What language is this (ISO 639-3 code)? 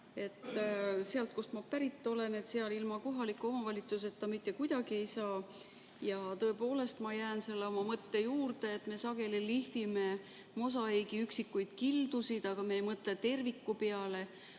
est